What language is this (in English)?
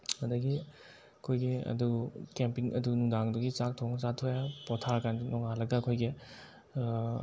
Manipuri